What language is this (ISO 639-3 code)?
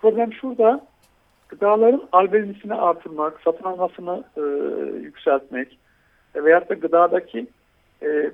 tur